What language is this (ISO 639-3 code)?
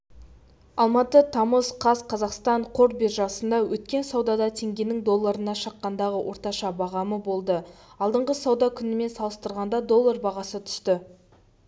kaz